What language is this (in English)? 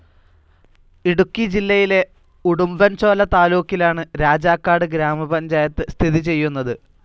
Malayalam